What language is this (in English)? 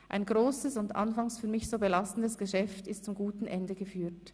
Swiss German